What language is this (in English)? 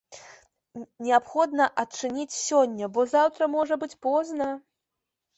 Belarusian